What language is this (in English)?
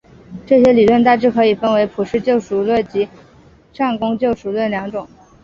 Chinese